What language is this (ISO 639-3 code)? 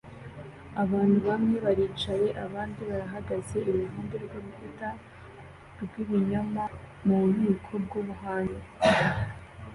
kin